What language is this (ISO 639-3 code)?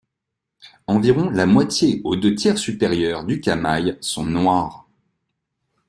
fra